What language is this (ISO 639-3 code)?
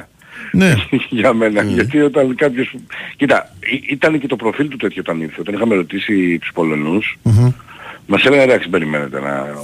ell